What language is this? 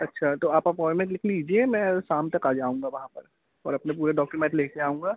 Hindi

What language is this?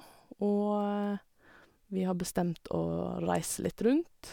Norwegian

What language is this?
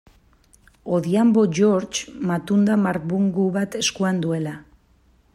Basque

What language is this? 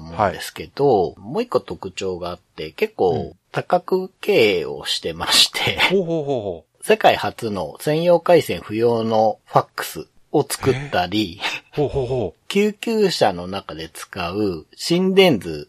Japanese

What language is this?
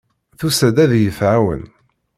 Kabyle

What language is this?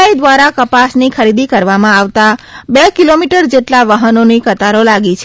Gujarati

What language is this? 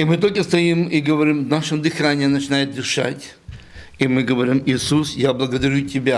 Russian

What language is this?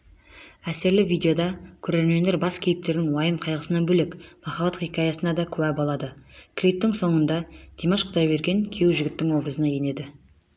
Kazakh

